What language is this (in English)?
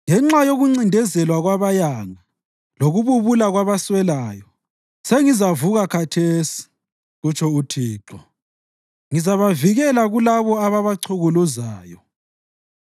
North Ndebele